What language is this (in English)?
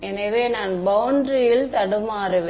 Tamil